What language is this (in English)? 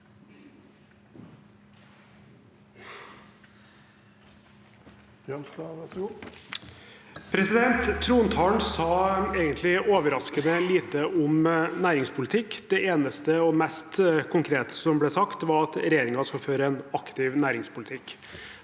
Norwegian